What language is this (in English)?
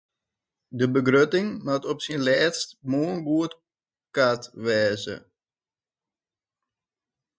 Western Frisian